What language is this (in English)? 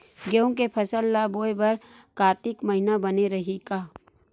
Chhattisgarhi